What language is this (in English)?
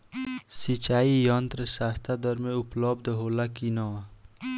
Bhojpuri